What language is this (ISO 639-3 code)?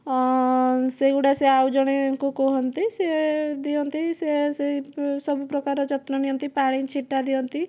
ori